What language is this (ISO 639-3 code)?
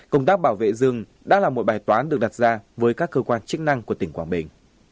vie